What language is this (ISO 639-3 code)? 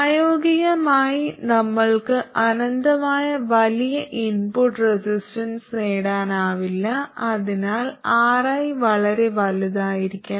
mal